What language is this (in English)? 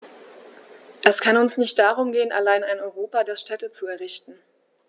German